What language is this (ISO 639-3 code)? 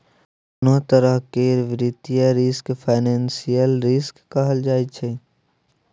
mai